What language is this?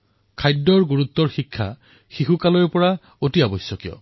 Assamese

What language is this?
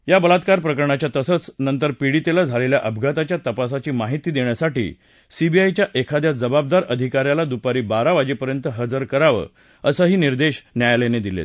Marathi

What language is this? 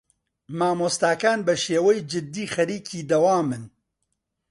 Central Kurdish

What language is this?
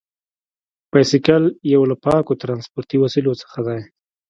Pashto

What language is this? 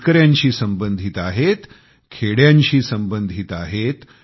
Marathi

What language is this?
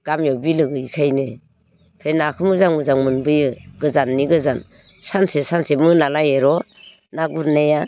Bodo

